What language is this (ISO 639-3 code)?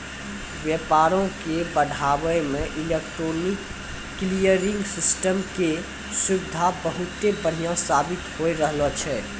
mai